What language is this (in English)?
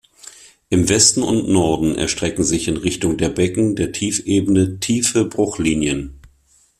German